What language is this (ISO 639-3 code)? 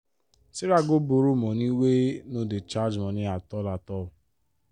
pcm